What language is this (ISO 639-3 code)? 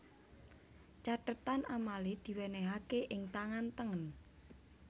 jav